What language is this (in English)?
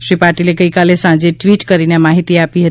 Gujarati